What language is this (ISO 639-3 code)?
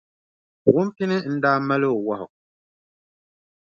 dag